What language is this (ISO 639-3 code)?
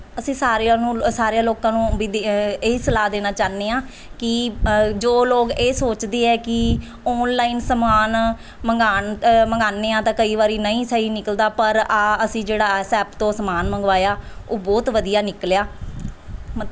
pan